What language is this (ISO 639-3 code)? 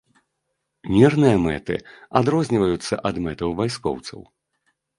bel